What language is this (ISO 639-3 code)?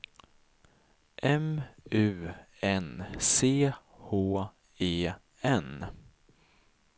swe